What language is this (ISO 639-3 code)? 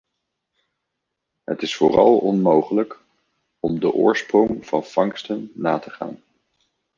nld